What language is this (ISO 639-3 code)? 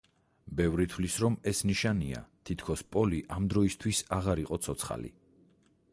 kat